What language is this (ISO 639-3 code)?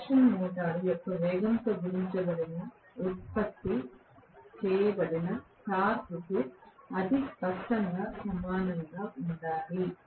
tel